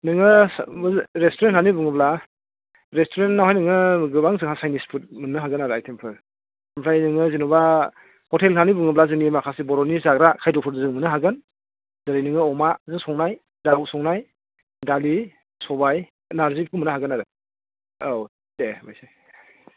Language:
Bodo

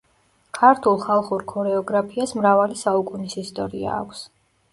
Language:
Georgian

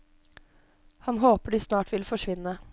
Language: Norwegian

